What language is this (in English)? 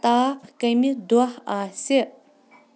Kashmiri